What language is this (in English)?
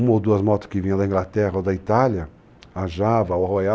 Portuguese